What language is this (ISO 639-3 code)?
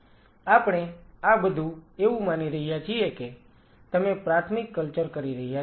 guj